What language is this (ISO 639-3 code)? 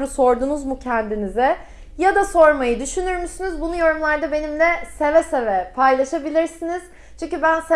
tur